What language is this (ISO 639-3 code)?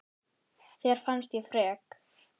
isl